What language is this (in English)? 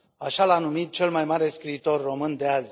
Romanian